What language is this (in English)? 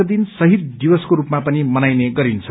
Nepali